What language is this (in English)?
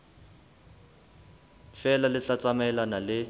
Southern Sotho